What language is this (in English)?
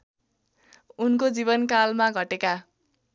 Nepali